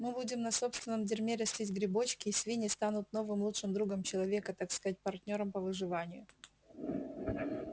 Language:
Russian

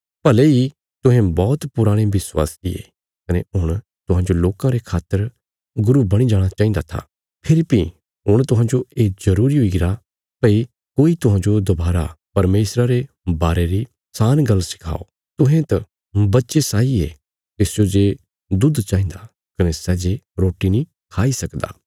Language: Bilaspuri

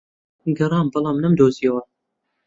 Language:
Central Kurdish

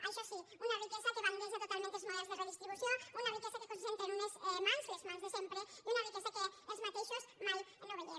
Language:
Catalan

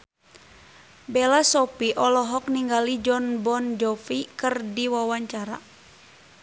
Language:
Sundanese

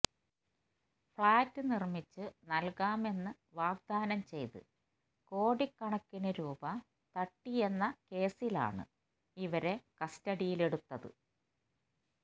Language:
Malayalam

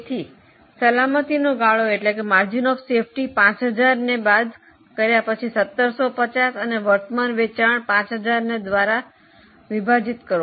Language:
Gujarati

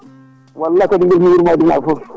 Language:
Fula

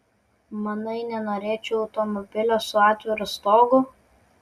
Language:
Lithuanian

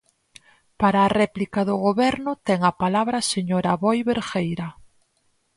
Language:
Galician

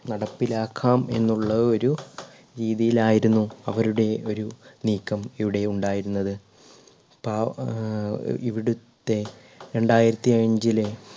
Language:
Malayalam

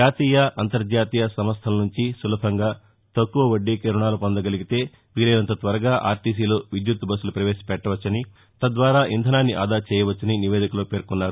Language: Telugu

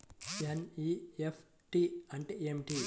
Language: Telugu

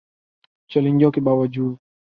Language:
Urdu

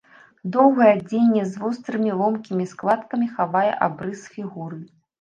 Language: Belarusian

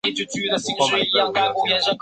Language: Chinese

